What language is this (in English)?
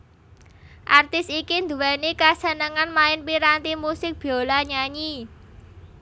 Javanese